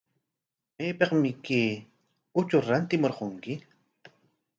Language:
Corongo Ancash Quechua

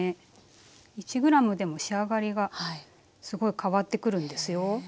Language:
Japanese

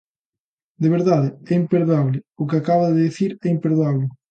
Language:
Galician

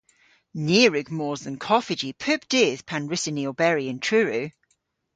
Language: Cornish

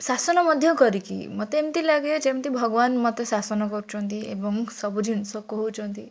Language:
Odia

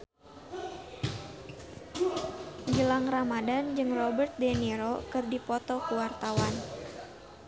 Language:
Sundanese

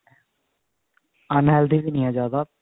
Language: Punjabi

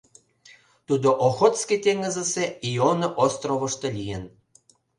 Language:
Mari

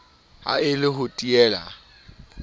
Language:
Southern Sotho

